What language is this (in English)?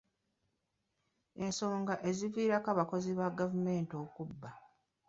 Ganda